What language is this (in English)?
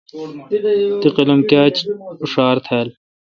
Kalkoti